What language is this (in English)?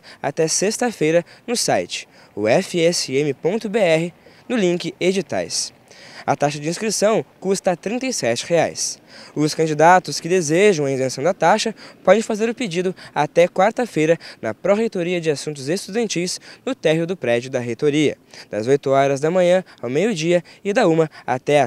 Portuguese